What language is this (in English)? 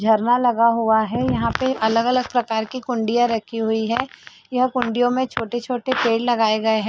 Hindi